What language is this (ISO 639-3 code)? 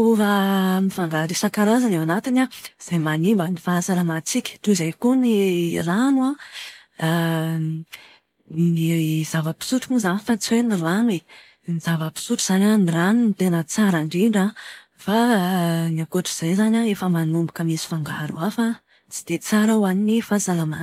mlg